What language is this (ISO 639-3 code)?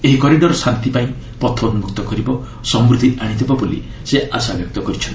ori